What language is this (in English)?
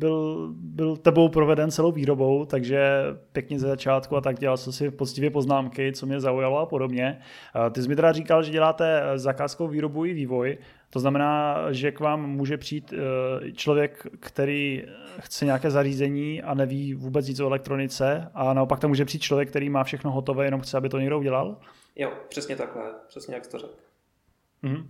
Czech